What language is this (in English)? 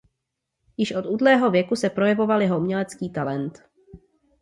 Czech